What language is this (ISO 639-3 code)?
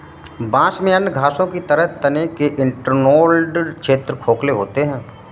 hin